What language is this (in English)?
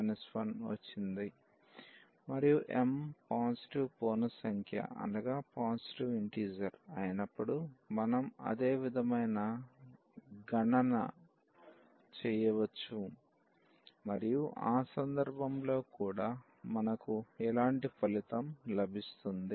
Telugu